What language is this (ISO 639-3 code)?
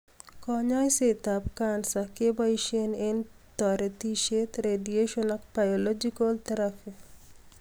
kln